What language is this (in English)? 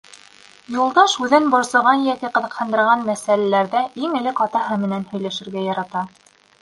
Bashkir